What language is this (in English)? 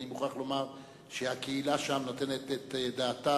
Hebrew